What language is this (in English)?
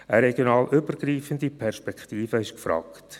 Swiss German